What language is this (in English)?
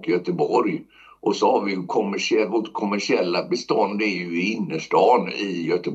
Swedish